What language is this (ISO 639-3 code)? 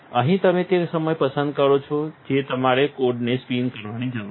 guj